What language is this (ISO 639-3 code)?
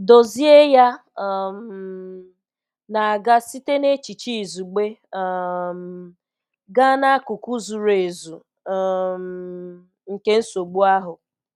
ibo